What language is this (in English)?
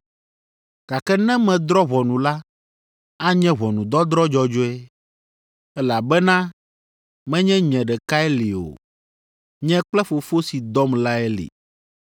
Ewe